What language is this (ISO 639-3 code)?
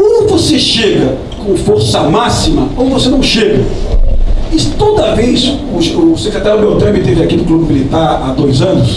por